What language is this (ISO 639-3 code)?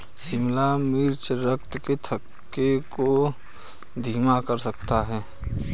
hin